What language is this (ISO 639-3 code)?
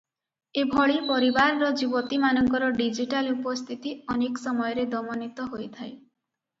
ori